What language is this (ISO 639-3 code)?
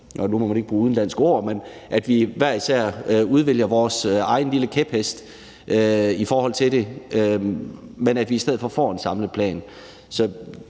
dan